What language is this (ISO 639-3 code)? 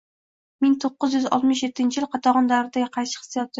uzb